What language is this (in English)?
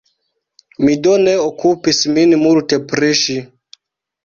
Esperanto